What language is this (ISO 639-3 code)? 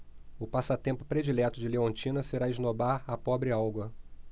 por